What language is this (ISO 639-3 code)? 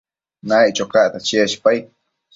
mcf